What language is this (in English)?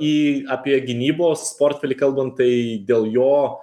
Lithuanian